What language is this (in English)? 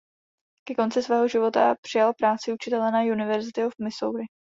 Czech